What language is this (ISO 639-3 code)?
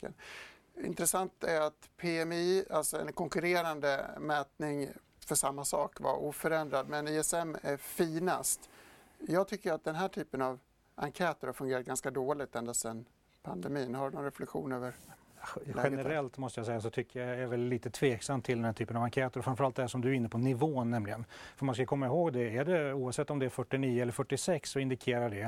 swe